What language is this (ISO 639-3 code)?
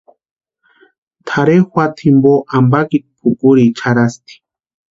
pua